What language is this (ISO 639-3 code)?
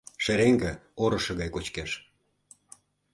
chm